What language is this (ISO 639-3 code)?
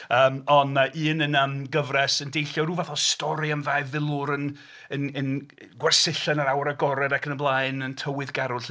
cym